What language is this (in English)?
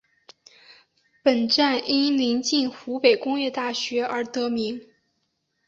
Chinese